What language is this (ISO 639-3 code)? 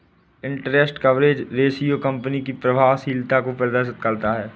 hin